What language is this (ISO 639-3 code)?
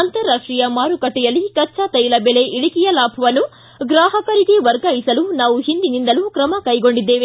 kan